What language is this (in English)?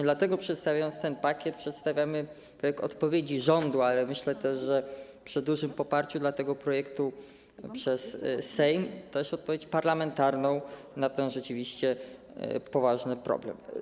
Polish